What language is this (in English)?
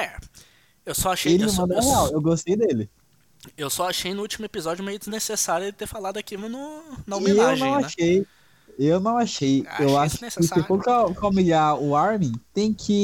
Portuguese